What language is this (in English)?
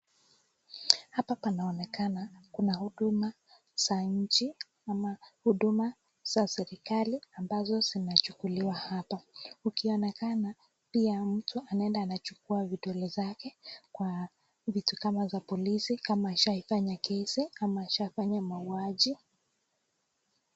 Swahili